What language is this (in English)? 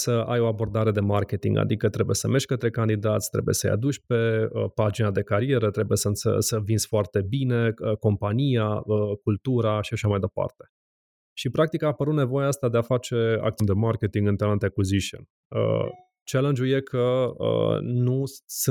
Romanian